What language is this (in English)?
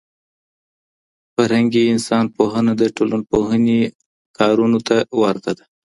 Pashto